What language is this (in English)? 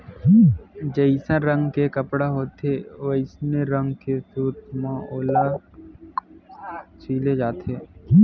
Chhattisgarhi